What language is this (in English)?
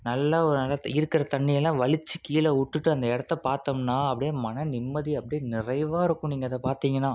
Tamil